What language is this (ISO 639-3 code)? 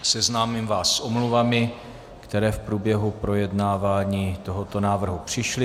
ces